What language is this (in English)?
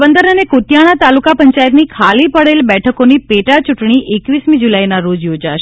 Gujarati